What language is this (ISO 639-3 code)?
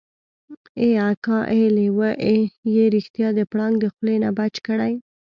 pus